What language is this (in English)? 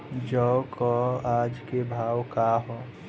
Bhojpuri